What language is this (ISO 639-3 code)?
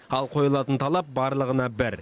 kaz